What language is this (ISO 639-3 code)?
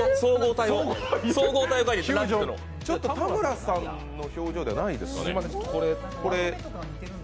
jpn